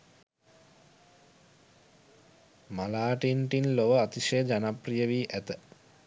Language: Sinhala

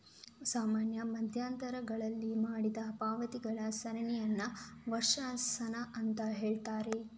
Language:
Kannada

